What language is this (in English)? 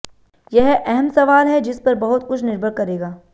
Hindi